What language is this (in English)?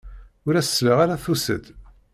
Kabyle